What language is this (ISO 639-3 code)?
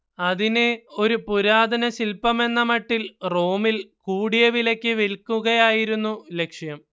mal